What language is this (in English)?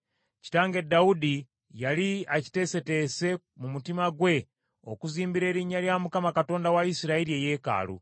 Ganda